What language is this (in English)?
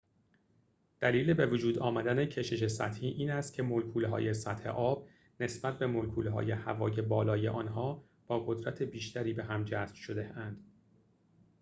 Persian